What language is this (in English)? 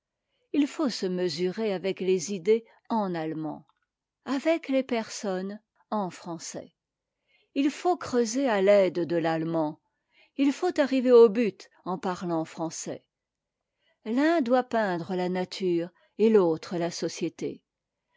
French